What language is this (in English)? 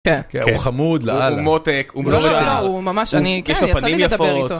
Hebrew